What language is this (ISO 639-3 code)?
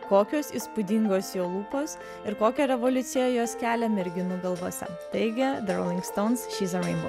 lit